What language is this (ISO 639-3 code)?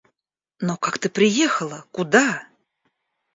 rus